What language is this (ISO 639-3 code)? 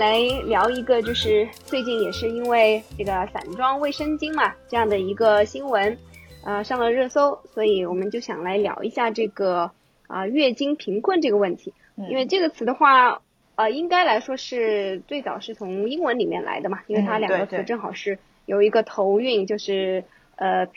zho